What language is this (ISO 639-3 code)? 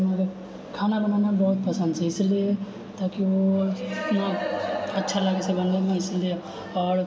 mai